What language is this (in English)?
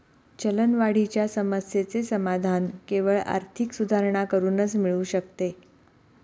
Marathi